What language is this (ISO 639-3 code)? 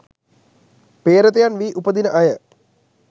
sin